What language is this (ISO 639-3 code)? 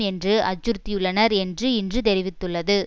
tam